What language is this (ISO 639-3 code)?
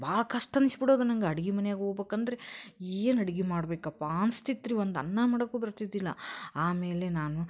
kan